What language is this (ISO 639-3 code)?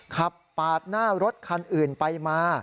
tha